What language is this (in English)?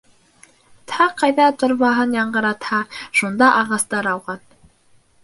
Bashkir